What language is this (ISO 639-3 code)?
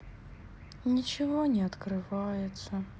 rus